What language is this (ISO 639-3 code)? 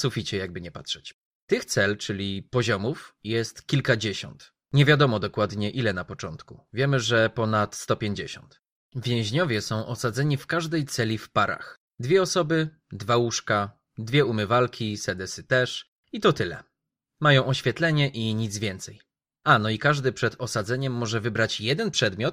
pol